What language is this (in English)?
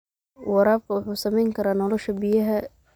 Somali